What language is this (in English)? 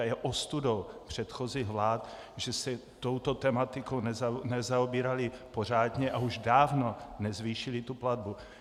Czech